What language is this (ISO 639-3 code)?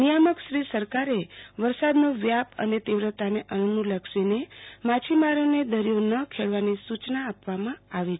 guj